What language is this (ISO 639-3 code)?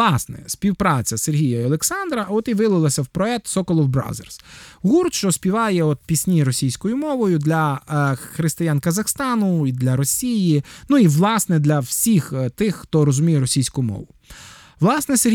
ukr